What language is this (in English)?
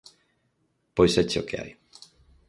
Galician